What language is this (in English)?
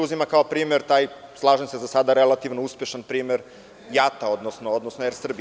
Serbian